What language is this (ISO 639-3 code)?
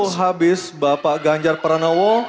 ind